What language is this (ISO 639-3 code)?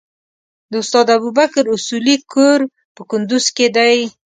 pus